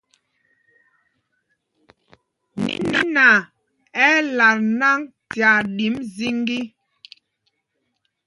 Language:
Mpumpong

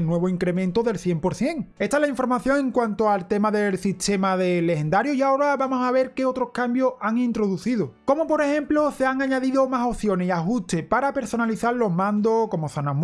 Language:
Spanish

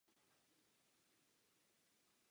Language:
Czech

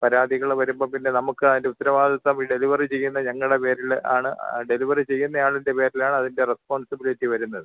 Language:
Malayalam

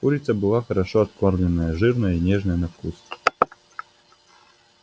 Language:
Russian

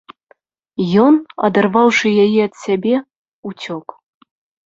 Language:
Belarusian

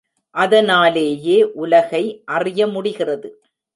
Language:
Tamil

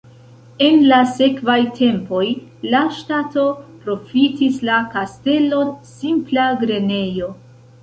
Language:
Esperanto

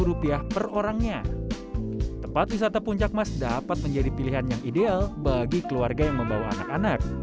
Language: Indonesian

